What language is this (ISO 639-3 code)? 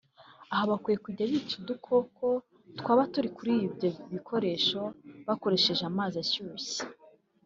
kin